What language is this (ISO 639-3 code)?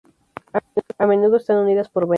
spa